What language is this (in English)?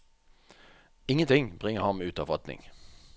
Norwegian